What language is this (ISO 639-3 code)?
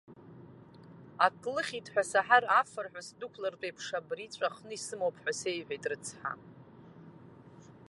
abk